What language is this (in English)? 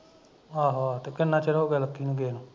Punjabi